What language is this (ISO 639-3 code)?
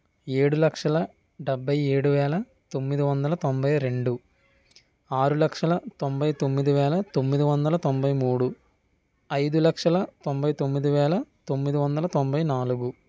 tel